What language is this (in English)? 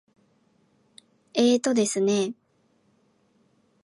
Japanese